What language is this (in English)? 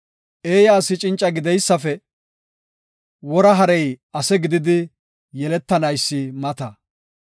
Gofa